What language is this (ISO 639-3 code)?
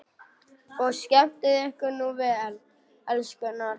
isl